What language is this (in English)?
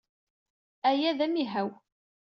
Kabyle